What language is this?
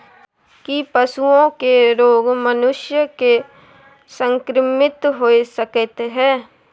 Maithili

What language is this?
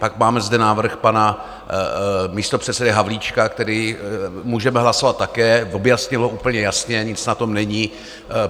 Czech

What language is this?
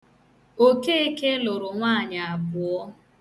Igbo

